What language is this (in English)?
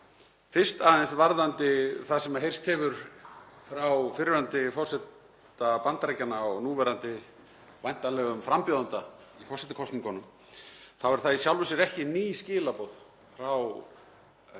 Icelandic